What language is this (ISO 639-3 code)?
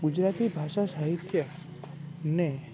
guj